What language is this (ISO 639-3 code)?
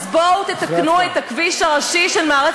heb